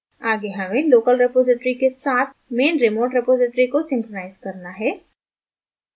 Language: Hindi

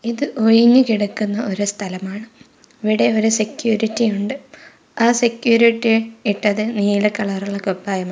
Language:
Malayalam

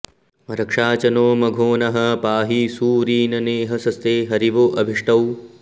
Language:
Sanskrit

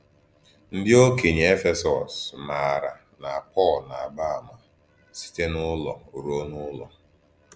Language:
Igbo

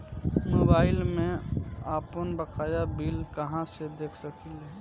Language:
Bhojpuri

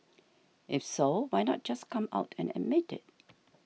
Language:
English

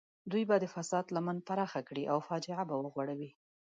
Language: Pashto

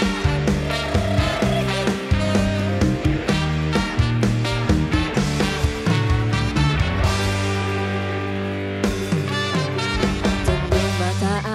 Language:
Indonesian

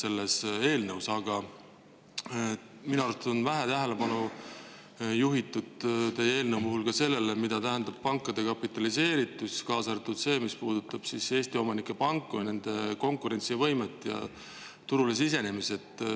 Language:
Estonian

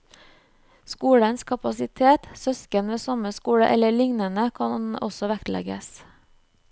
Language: Norwegian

